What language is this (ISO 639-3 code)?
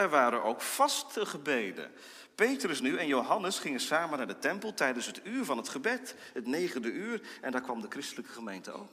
nld